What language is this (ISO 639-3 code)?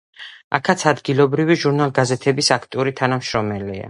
kat